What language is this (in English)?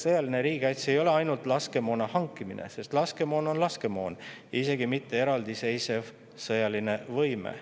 Estonian